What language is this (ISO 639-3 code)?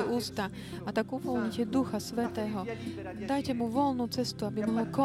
slk